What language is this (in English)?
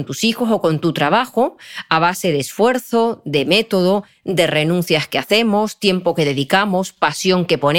Spanish